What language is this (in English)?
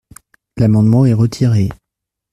French